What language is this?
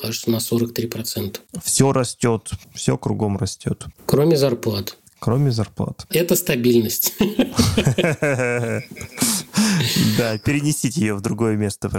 Russian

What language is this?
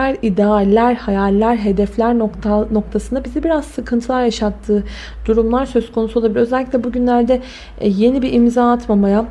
Turkish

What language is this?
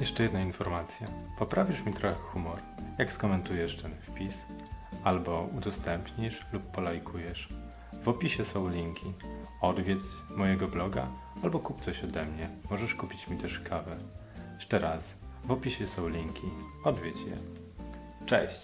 Polish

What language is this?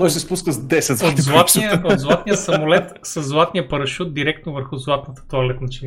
Bulgarian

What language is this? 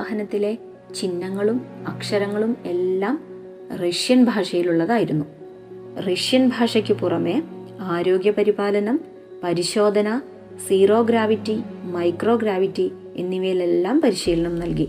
Malayalam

